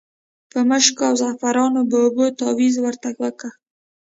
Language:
Pashto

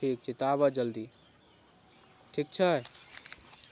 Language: Maithili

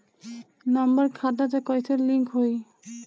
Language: Bhojpuri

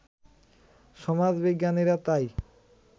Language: Bangla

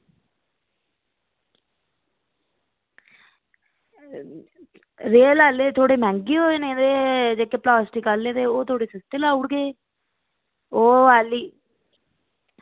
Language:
Dogri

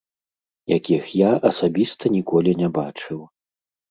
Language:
Belarusian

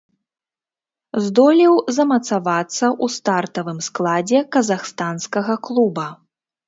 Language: Belarusian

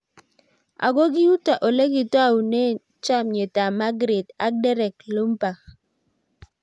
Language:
Kalenjin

